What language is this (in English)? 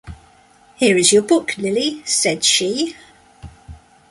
English